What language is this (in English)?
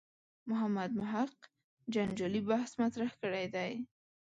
Pashto